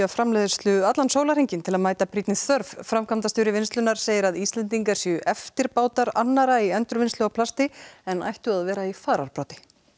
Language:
Icelandic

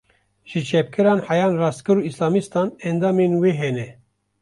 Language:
Kurdish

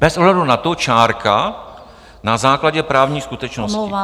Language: Czech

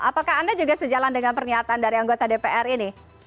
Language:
Indonesian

